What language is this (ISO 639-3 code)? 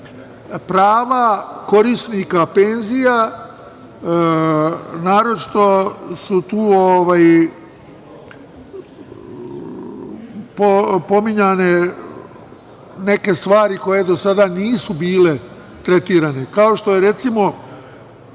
srp